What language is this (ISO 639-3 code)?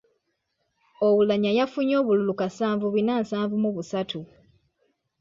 lug